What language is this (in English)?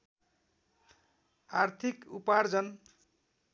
Nepali